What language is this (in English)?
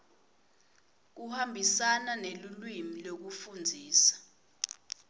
Swati